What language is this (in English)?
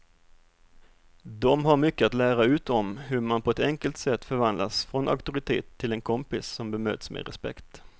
Swedish